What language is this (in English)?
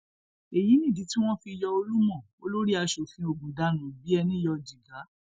Yoruba